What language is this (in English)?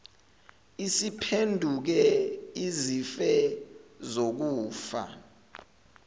Zulu